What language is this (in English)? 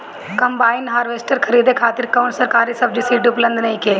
Bhojpuri